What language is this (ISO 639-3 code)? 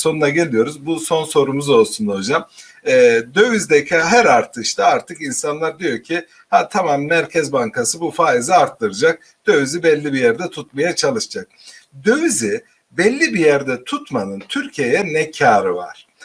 tur